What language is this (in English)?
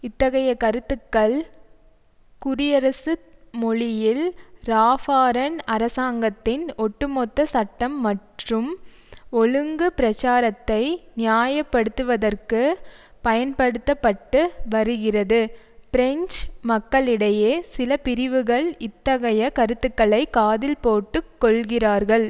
Tamil